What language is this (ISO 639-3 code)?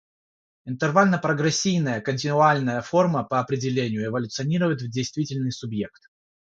rus